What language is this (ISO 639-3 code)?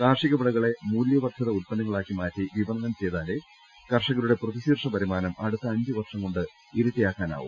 mal